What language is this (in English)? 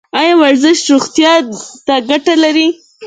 Pashto